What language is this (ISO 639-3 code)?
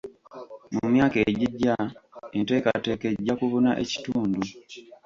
lug